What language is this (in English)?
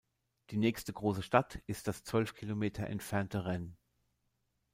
German